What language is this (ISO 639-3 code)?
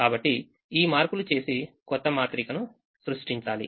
tel